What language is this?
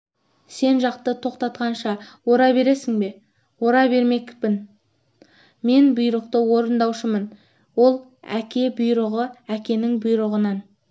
Kazakh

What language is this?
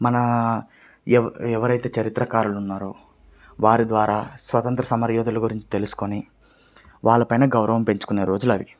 Telugu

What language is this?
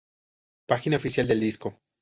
Spanish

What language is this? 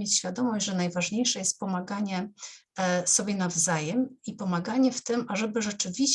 Polish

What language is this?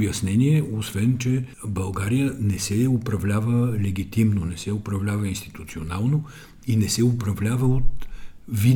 Bulgarian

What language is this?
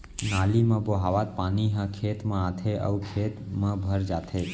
Chhattisgarhi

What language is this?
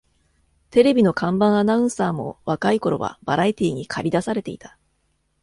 Japanese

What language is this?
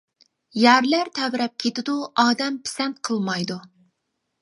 Uyghur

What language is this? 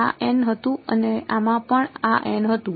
Gujarati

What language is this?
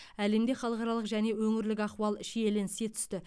Kazakh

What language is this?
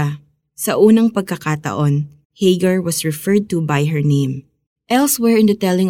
Filipino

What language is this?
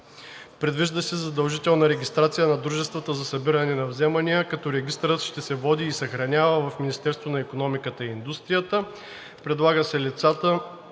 Bulgarian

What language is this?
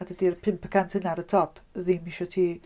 Welsh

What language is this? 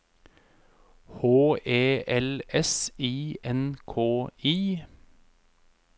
Norwegian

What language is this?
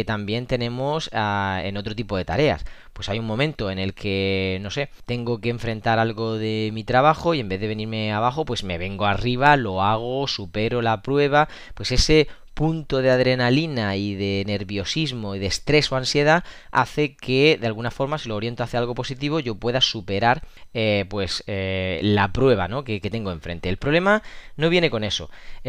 Spanish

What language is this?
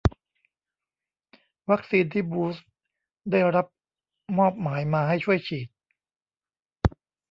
Thai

